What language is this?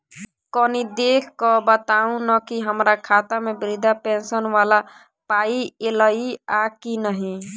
Maithili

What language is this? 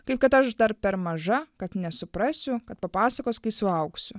Lithuanian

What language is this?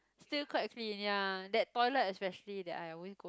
English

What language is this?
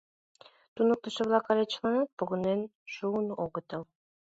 Mari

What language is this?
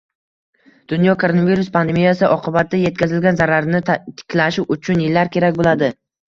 Uzbek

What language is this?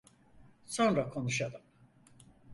Turkish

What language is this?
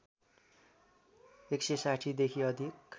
Nepali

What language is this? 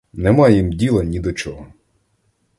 Ukrainian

